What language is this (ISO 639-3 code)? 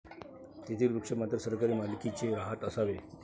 mar